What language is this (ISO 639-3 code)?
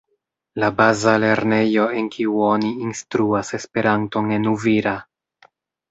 epo